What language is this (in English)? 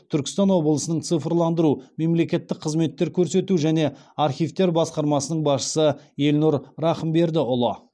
Kazakh